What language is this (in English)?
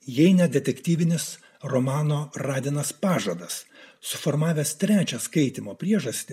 Lithuanian